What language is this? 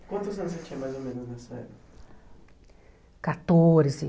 Portuguese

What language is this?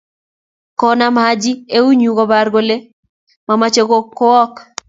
Kalenjin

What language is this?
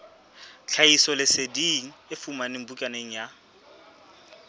Southern Sotho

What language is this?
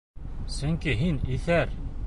Bashkir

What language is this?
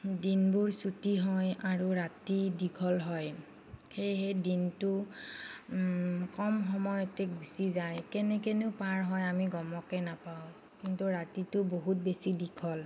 Assamese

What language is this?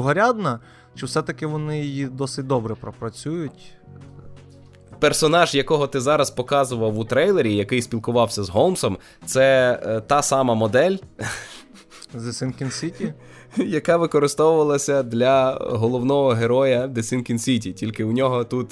Ukrainian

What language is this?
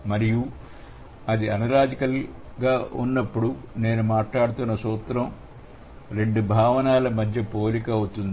Telugu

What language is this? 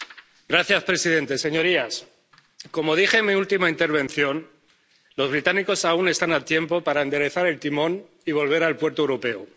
Spanish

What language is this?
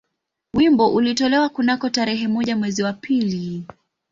Swahili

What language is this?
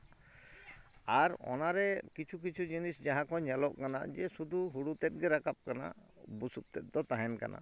Santali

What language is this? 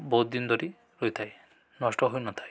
Odia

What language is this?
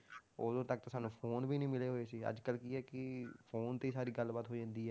Punjabi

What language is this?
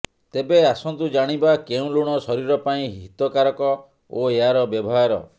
Odia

